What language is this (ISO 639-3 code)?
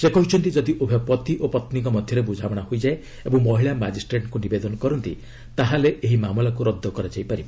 ori